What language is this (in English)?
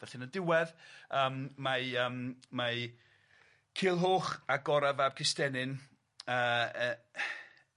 Welsh